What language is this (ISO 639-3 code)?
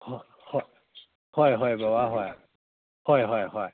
mni